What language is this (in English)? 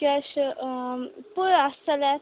Konkani